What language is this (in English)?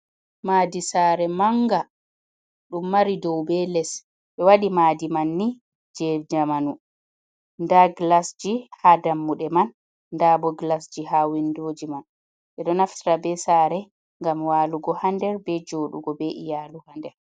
Fula